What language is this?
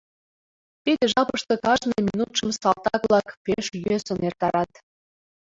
Mari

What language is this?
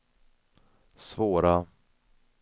Swedish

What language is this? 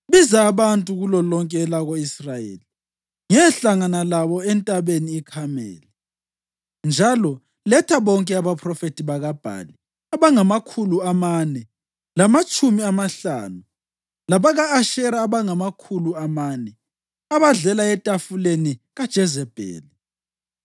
North Ndebele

